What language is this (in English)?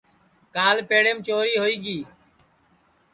Sansi